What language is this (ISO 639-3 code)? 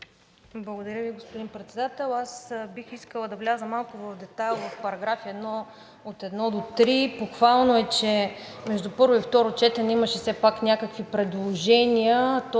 bul